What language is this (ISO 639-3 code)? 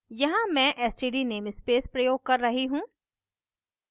hin